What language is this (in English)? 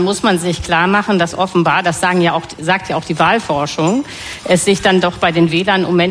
German